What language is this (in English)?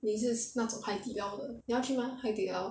English